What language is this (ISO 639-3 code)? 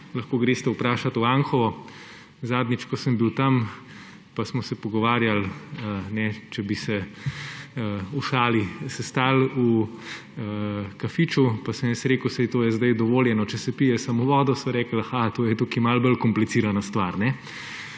slv